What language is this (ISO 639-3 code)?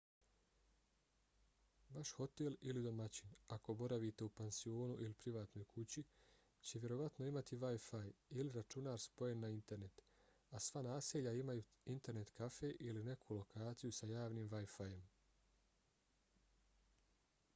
bos